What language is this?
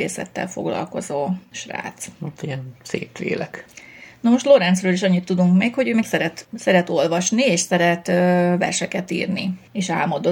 Hungarian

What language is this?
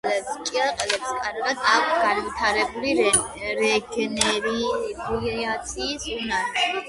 Georgian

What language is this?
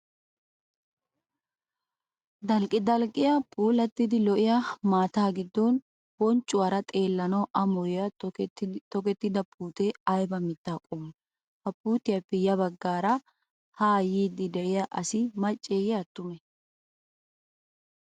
Wolaytta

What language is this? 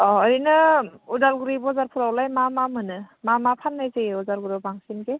Bodo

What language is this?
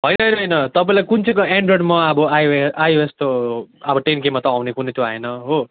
Nepali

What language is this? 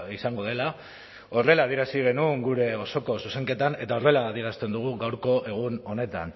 Basque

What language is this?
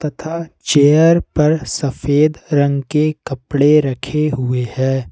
Hindi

